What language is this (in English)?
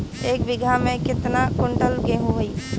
Bhojpuri